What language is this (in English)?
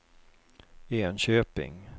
Swedish